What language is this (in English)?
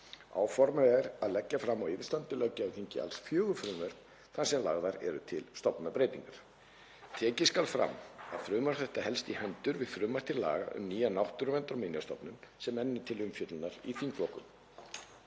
Icelandic